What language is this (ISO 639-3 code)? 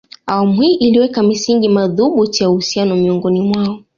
swa